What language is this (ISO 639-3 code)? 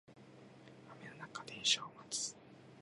jpn